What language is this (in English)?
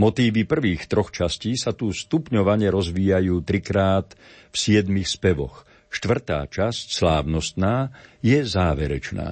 Slovak